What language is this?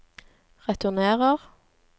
Norwegian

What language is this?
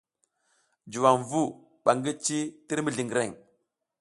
South Giziga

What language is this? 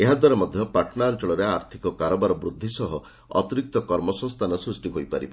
Odia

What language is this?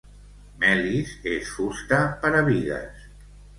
Catalan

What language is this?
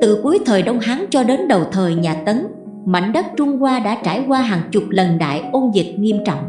Vietnamese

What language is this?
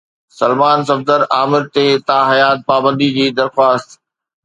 Sindhi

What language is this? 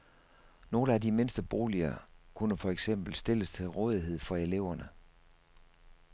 Danish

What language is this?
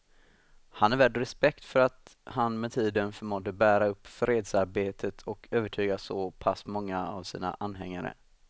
Swedish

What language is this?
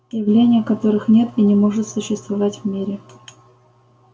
Russian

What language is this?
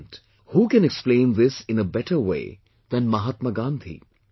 English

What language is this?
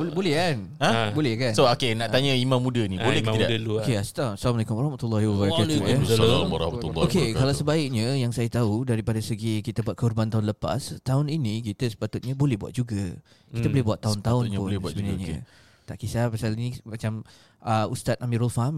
Malay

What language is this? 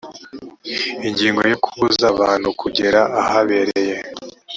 Kinyarwanda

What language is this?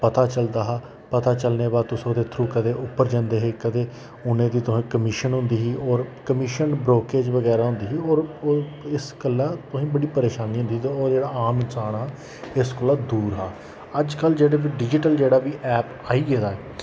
Dogri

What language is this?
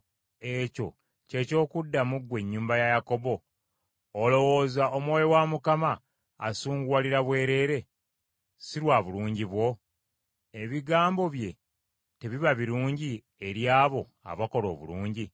Ganda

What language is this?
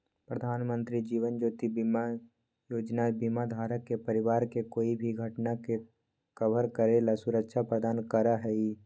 Magahi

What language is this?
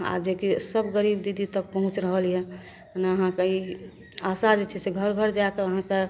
Maithili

